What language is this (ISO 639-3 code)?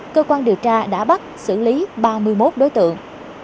vie